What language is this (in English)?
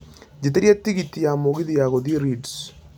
Kikuyu